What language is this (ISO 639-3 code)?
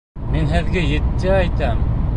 bak